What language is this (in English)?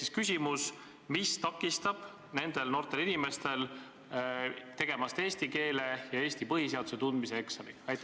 Estonian